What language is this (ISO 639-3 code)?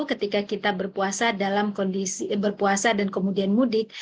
ind